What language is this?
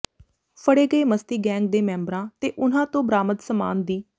Punjabi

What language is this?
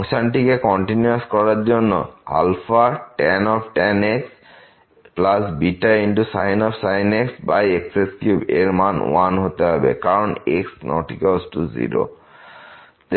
Bangla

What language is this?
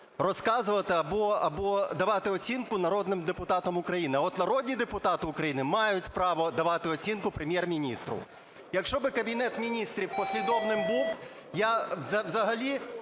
Ukrainian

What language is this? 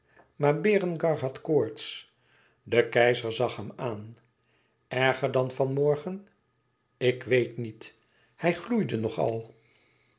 Dutch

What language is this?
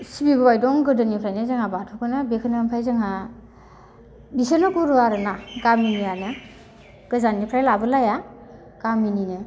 Bodo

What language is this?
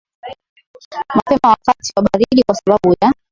Swahili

